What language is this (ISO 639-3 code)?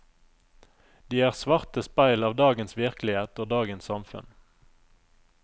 nor